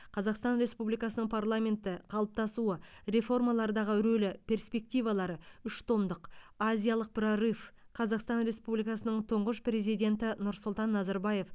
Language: Kazakh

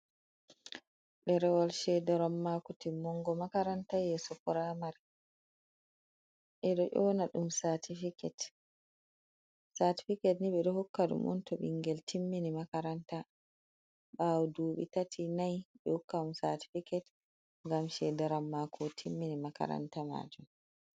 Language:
Fula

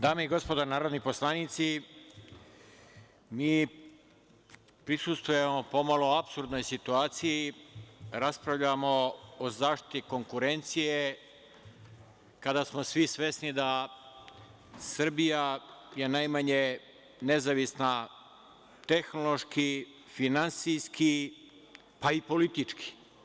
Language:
Serbian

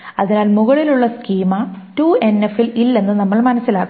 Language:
Malayalam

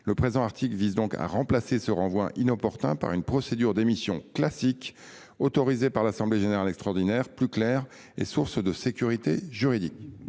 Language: French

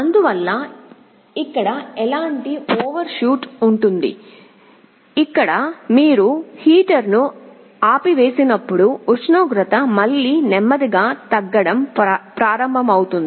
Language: Telugu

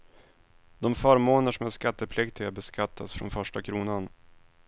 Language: Swedish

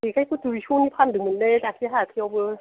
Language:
Bodo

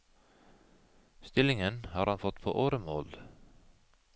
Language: Norwegian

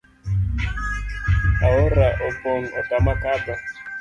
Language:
Luo (Kenya and Tanzania)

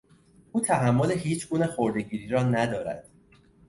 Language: Persian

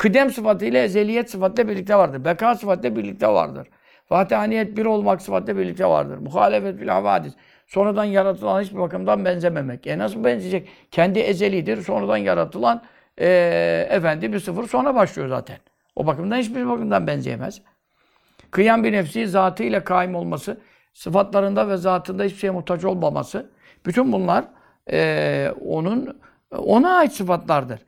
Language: Turkish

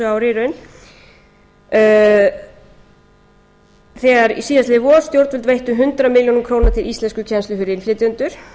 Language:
Icelandic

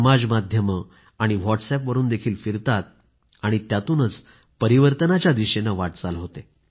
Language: Marathi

